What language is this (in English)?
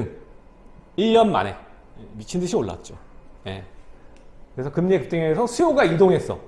Korean